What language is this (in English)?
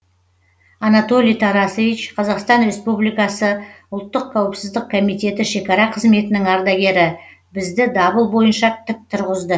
Kazakh